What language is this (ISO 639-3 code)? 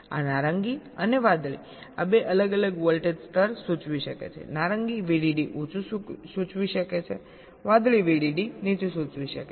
guj